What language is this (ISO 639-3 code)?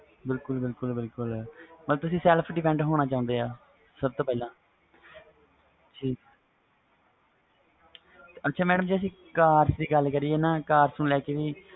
pan